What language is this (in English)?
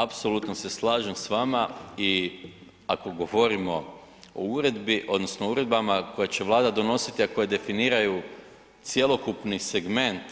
Croatian